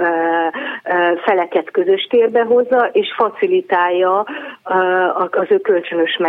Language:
Hungarian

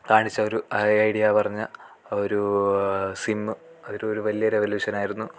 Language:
Malayalam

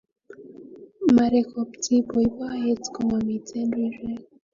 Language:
Kalenjin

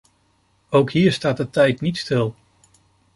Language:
Dutch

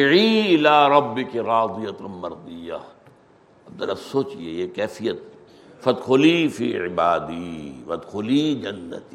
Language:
Urdu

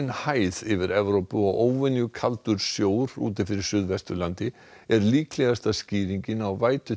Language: Icelandic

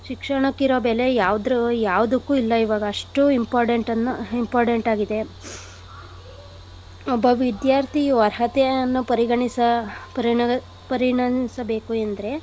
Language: Kannada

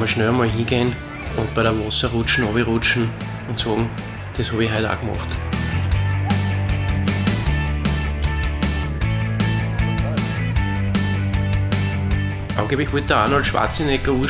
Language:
German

